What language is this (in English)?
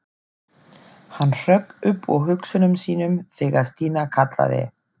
Icelandic